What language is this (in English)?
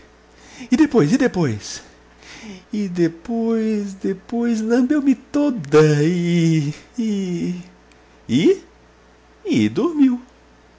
Portuguese